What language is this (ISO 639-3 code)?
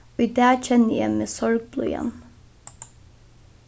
fao